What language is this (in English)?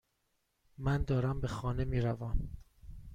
Persian